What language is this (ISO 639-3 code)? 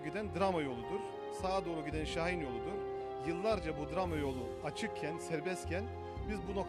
tur